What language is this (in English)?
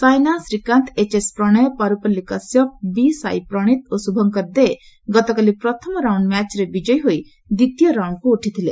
Odia